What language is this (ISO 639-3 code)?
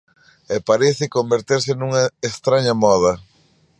glg